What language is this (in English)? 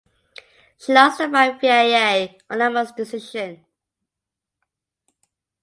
English